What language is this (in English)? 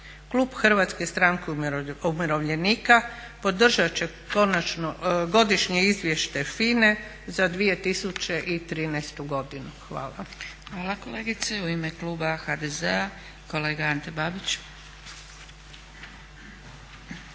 Croatian